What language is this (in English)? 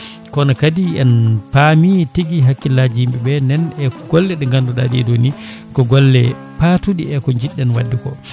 Fula